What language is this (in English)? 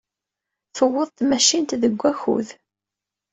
Kabyle